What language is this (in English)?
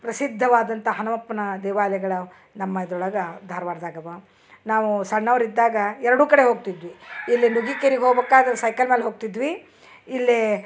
Kannada